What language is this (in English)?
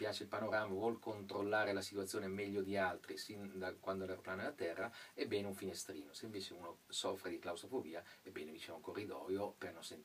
Italian